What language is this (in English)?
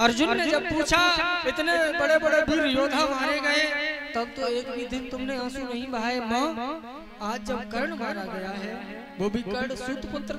Hindi